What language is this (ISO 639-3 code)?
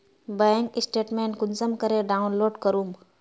mag